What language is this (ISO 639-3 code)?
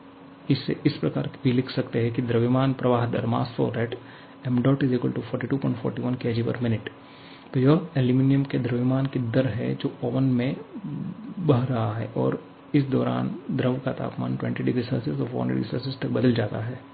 hin